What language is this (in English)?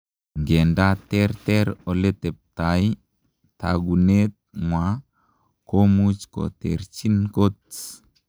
Kalenjin